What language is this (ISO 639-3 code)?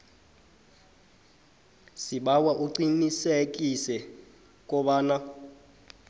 nbl